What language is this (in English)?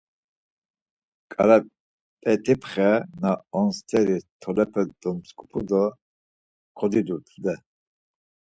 Laz